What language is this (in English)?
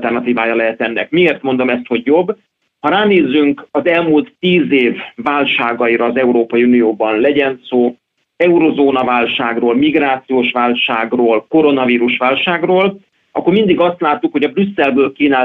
Hungarian